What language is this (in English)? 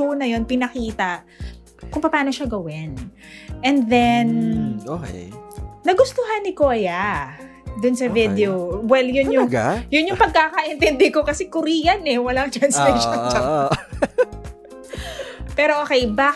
Filipino